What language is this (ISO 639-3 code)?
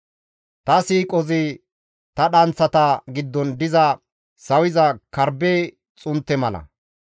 gmv